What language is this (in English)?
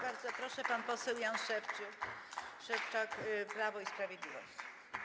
Polish